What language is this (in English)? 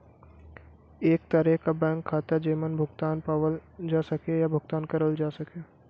Bhojpuri